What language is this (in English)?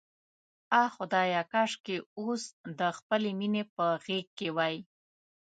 Pashto